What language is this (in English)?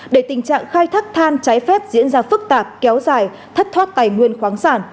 Vietnamese